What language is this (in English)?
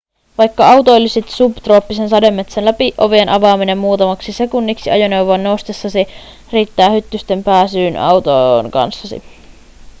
Finnish